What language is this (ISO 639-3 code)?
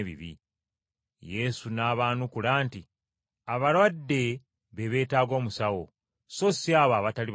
lug